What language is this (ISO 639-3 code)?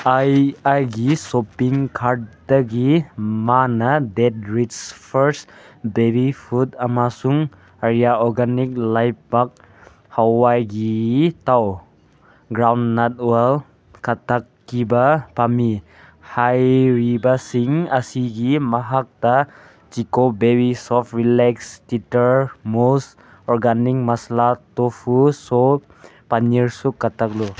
mni